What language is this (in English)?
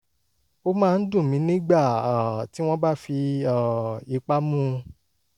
Yoruba